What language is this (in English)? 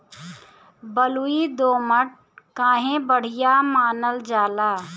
Bhojpuri